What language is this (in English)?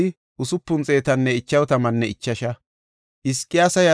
Gofa